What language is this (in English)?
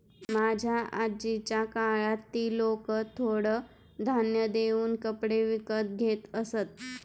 Marathi